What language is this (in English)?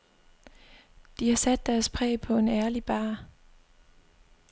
Danish